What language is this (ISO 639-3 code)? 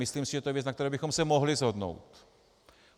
ces